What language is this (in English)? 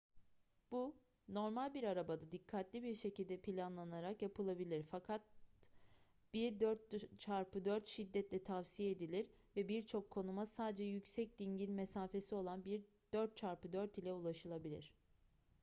Turkish